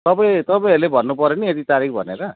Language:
Nepali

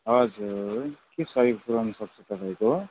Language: Nepali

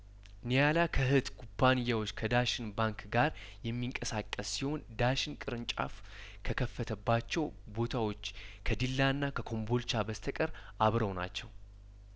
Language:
Amharic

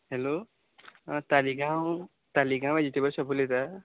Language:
Konkani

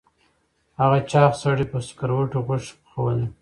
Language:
Pashto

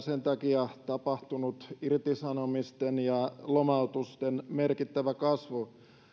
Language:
Finnish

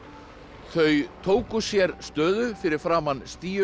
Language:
Icelandic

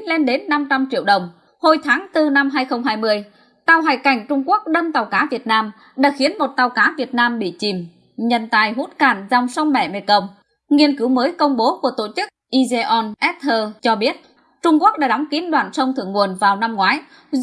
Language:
Vietnamese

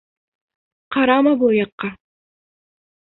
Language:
Bashkir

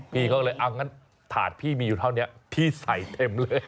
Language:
Thai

